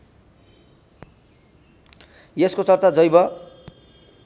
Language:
Nepali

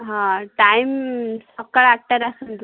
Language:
Odia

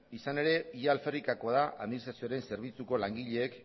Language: Basque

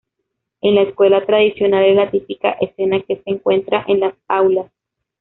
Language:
Spanish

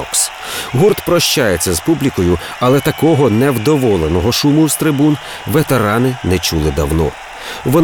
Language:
Ukrainian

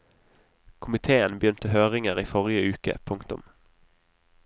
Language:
Norwegian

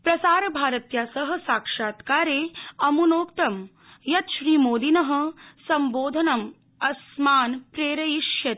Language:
Sanskrit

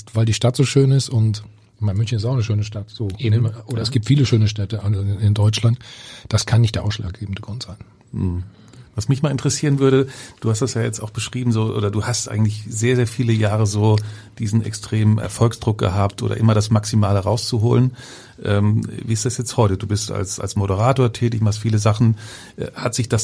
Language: German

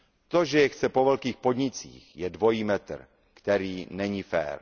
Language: Czech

